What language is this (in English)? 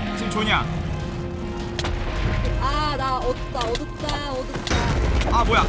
Korean